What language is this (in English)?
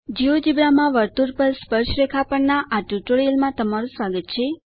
Gujarati